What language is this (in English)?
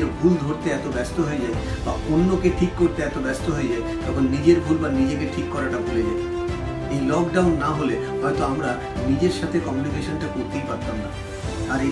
Bangla